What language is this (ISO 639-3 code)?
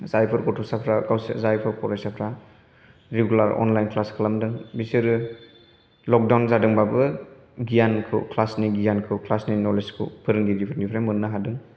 brx